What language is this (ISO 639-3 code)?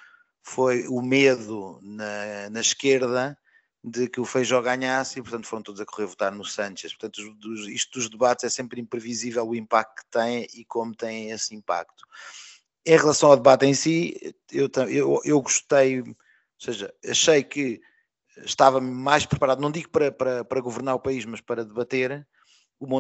por